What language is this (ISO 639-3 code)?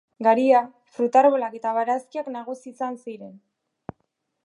eus